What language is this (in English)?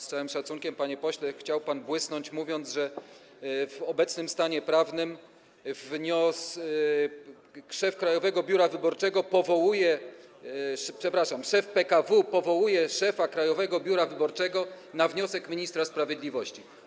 Polish